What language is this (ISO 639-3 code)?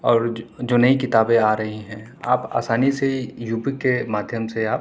urd